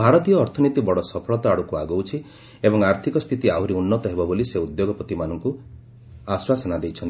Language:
Odia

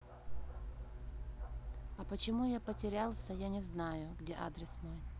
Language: Russian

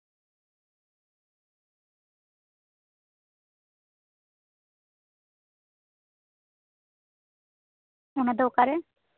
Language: Santali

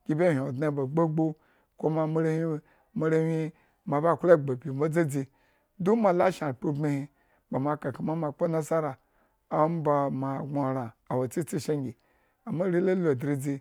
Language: Eggon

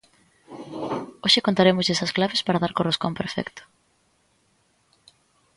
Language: Galician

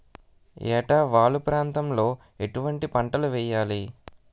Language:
Telugu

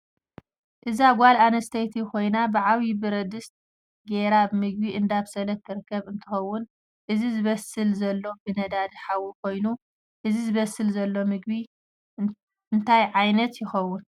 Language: Tigrinya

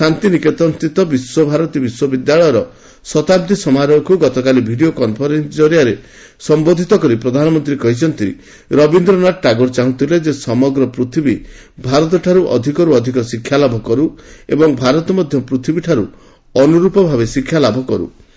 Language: Odia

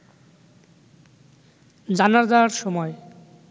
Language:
Bangla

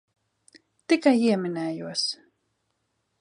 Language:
Latvian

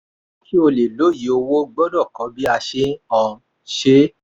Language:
Yoruba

